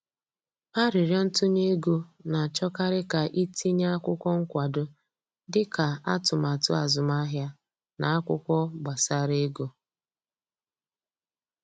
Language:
Igbo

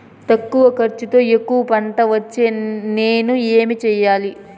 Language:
Telugu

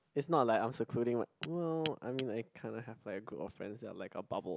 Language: English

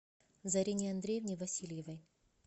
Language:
Russian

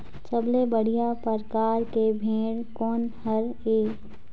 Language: Chhattisgarhi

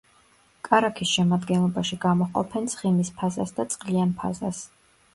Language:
Georgian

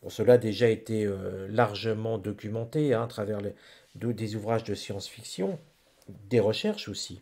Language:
French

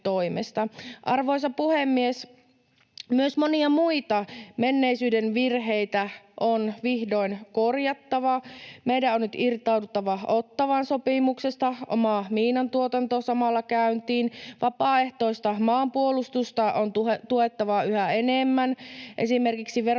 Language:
Finnish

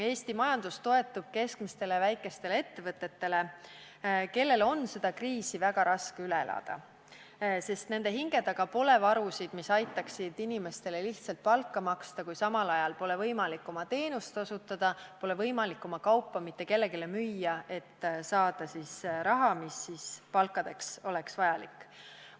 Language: Estonian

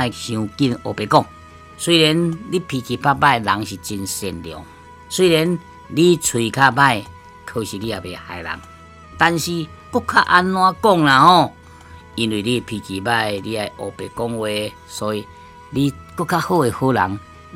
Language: Chinese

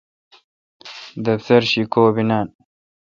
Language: Kalkoti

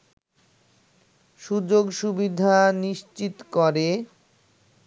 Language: Bangla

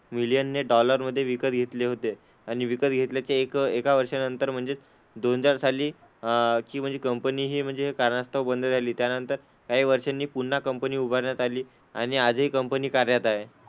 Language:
Marathi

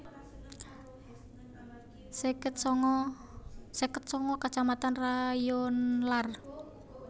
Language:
Javanese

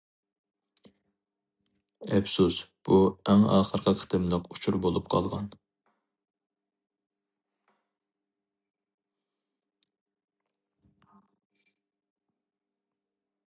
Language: Uyghur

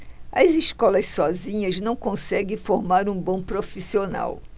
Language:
Portuguese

